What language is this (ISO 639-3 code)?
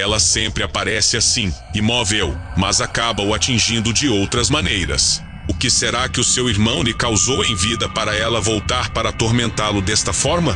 por